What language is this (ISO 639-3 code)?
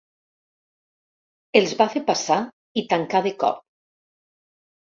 cat